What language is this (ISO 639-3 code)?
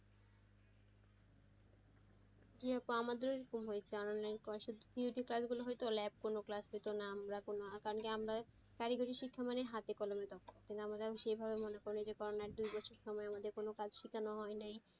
ben